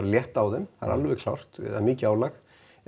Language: Icelandic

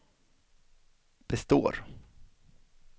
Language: Swedish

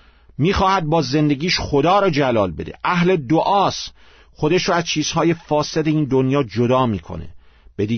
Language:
Persian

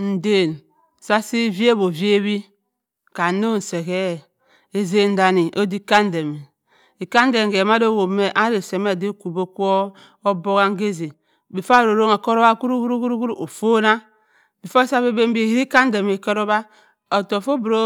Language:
Cross River Mbembe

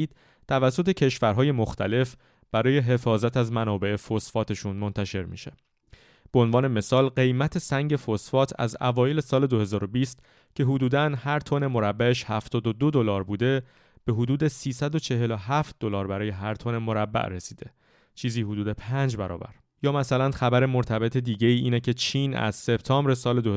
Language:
Persian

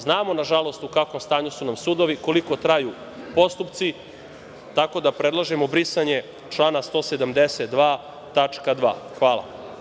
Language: Serbian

